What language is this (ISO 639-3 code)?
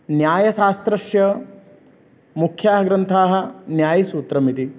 san